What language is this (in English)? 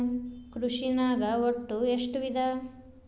Kannada